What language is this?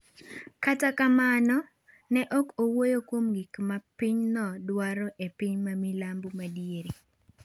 Luo (Kenya and Tanzania)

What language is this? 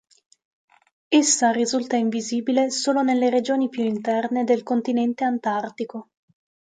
Italian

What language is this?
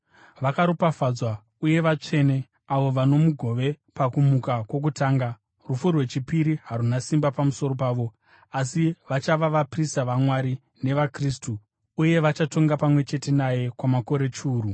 Shona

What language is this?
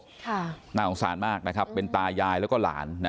Thai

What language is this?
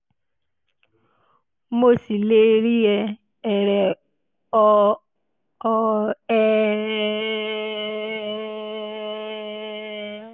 Yoruba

